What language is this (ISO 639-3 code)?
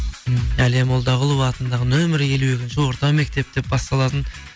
kaz